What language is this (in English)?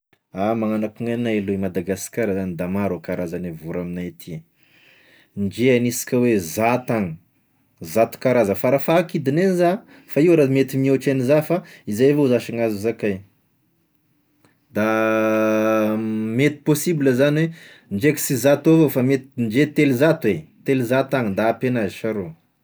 Tesaka Malagasy